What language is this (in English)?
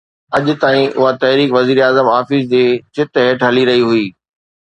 Sindhi